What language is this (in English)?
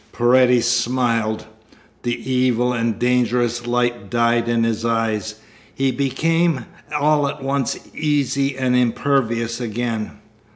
English